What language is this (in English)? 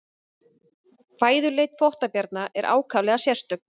Icelandic